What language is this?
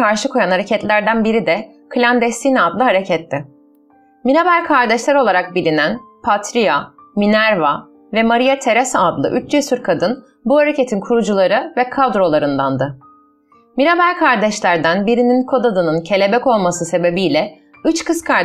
Turkish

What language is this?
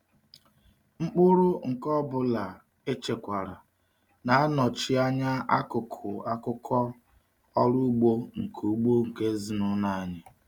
Igbo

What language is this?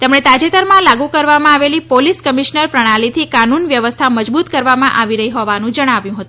Gujarati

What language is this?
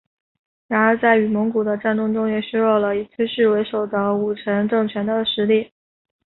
Chinese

